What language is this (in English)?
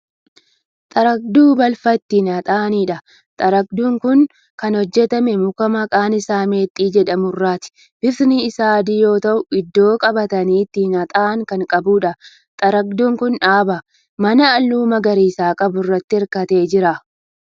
Oromo